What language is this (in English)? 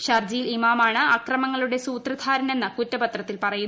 Malayalam